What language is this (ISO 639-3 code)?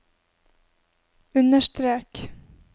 nor